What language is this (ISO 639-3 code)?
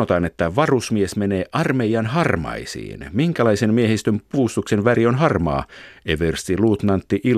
fin